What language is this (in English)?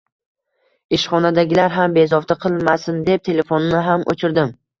Uzbek